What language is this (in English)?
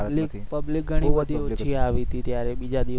Gujarati